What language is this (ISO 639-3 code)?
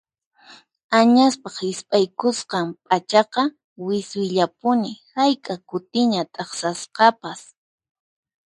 qxp